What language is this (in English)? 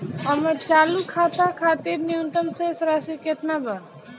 Bhojpuri